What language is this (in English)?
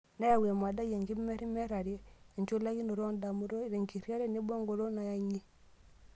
Masai